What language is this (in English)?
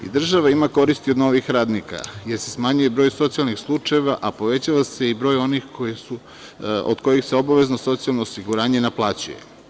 Serbian